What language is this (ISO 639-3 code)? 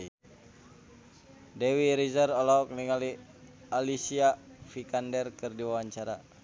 sun